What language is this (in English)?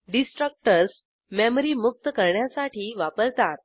Marathi